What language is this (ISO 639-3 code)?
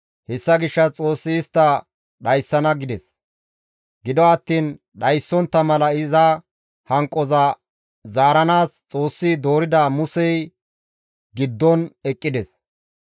gmv